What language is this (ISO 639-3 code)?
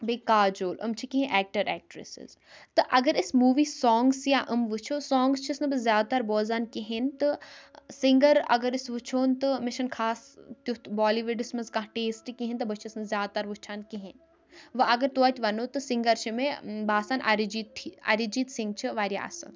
kas